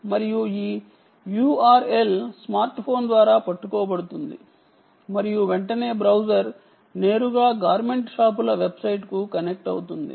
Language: Telugu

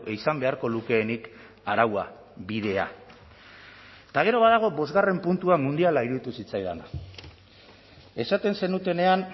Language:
Basque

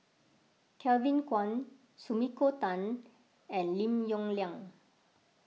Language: English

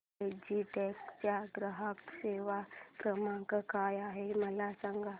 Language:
Marathi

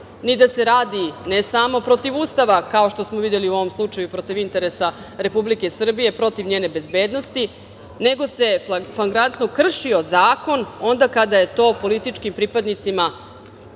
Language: Serbian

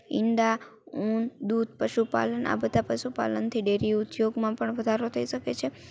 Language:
Gujarati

